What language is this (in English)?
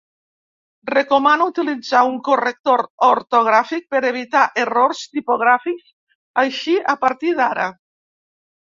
Catalan